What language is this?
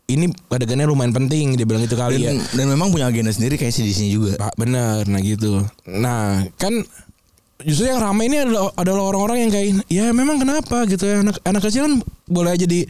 Indonesian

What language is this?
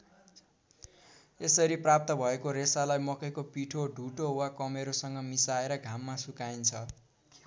Nepali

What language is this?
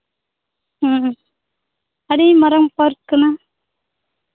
Santali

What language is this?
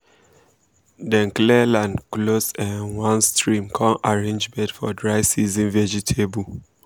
Nigerian Pidgin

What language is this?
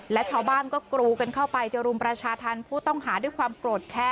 Thai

